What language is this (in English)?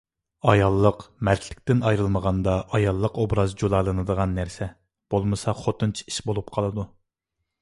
Uyghur